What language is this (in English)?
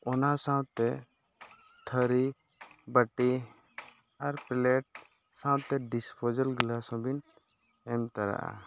Santali